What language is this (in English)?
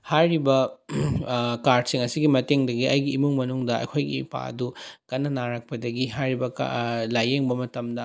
Manipuri